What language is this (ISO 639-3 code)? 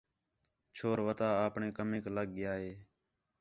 xhe